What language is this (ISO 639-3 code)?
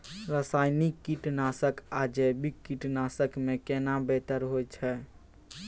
mai